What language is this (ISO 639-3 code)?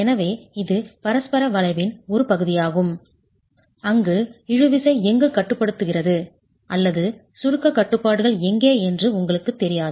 tam